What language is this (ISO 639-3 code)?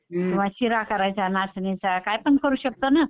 mar